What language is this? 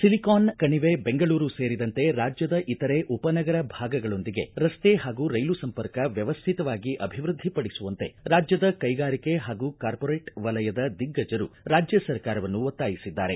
Kannada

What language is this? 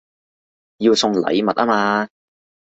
Cantonese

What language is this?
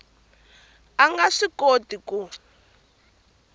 Tsonga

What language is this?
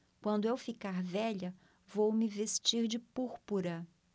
Portuguese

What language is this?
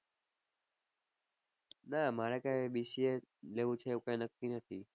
Gujarati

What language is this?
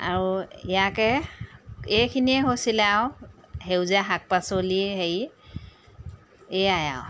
Assamese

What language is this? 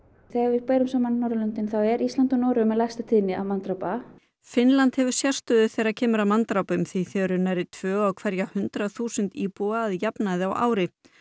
Icelandic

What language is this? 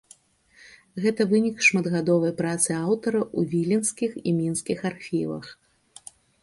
Belarusian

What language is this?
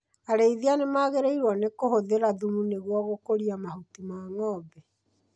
Kikuyu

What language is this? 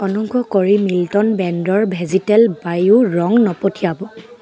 Assamese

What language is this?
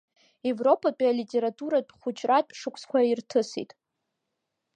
Abkhazian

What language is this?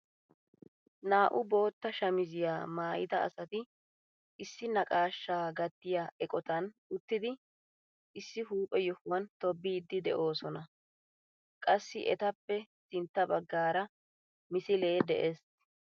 Wolaytta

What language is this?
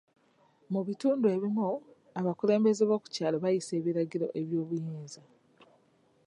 Ganda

